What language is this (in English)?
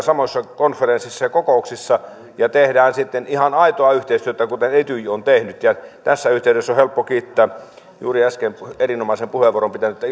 Finnish